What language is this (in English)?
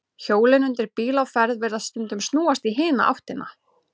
Icelandic